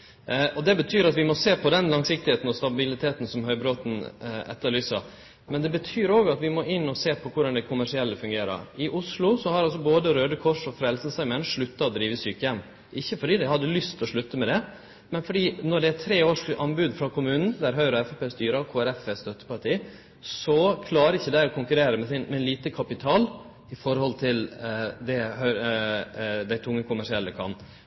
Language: Norwegian Nynorsk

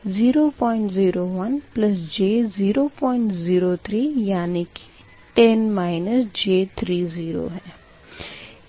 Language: Hindi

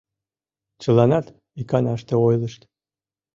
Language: Mari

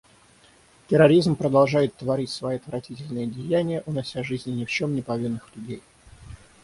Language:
Russian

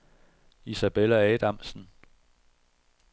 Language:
Danish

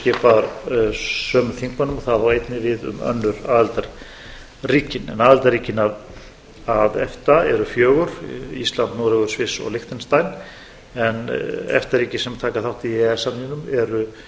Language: Icelandic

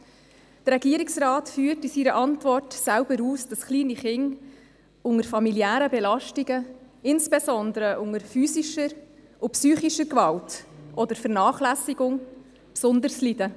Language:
Swiss German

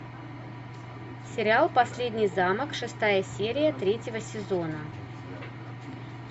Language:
Russian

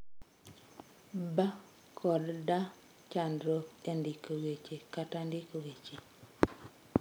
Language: Luo (Kenya and Tanzania)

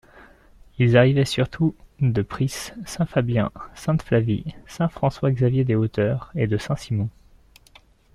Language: French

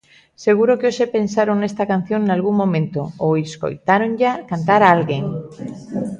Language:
Galician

